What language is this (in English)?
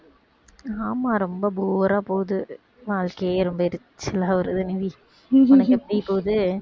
Tamil